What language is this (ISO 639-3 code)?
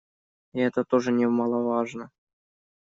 rus